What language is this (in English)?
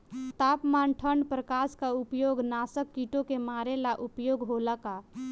Bhojpuri